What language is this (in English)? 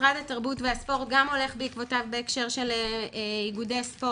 Hebrew